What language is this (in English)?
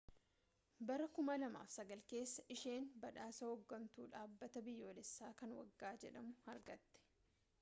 Oromo